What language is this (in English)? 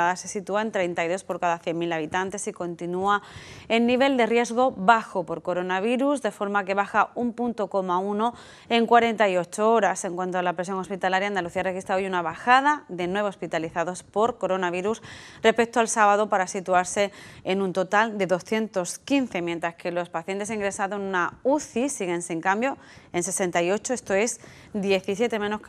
Spanish